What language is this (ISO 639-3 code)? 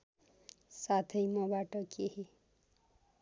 nep